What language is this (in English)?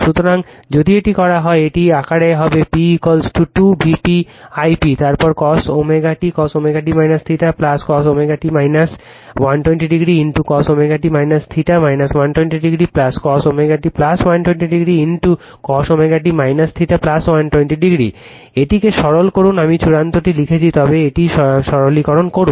Bangla